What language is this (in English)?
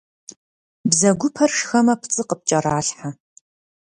Kabardian